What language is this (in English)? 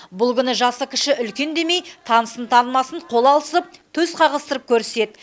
Kazakh